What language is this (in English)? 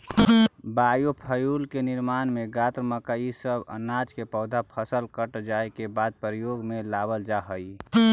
Magahi